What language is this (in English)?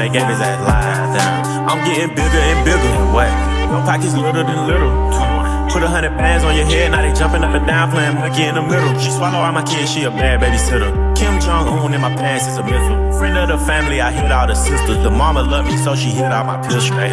English